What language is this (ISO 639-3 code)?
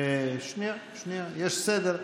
heb